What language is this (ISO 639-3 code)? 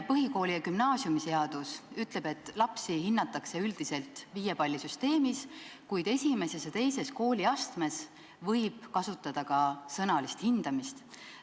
est